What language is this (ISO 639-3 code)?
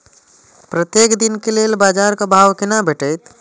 mai